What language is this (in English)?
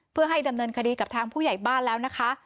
Thai